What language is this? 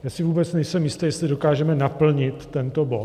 Czech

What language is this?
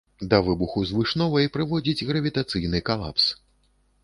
Belarusian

